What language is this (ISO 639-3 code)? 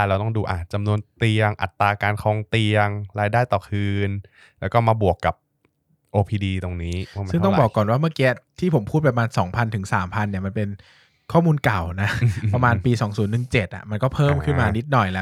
tha